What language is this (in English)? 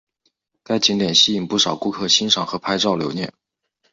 Chinese